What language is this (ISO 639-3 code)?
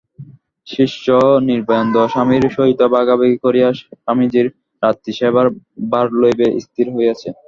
ben